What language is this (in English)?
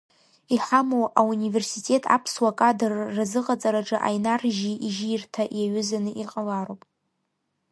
Abkhazian